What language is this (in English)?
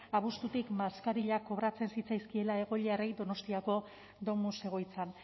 Basque